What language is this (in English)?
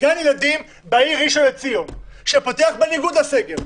Hebrew